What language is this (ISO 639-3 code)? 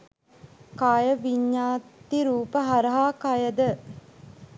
sin